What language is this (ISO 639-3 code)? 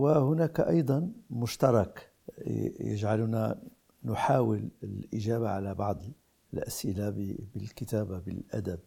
ara